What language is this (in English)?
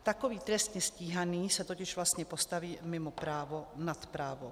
Czech